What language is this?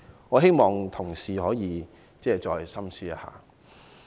Cantonese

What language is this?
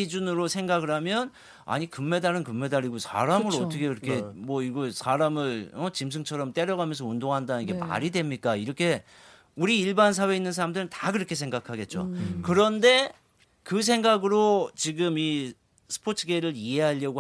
Korean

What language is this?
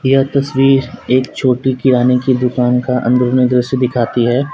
Hindi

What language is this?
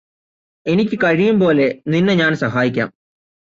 Malayalam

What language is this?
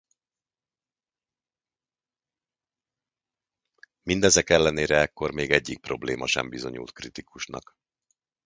Hungarian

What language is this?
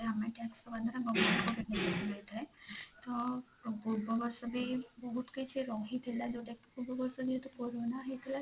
Odia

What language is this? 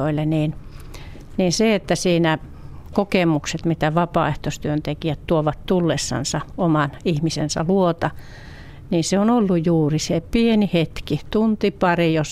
Finnish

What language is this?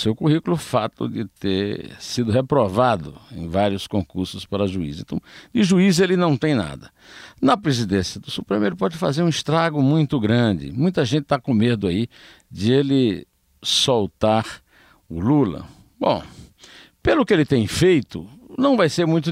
Portuguese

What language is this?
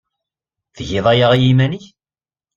Kabyle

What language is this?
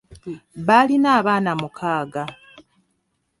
Ganda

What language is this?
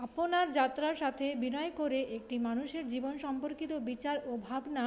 Bangla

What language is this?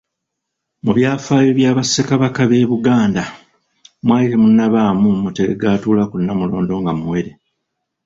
Ganda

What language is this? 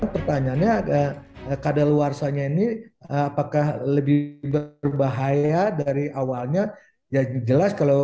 Indonesian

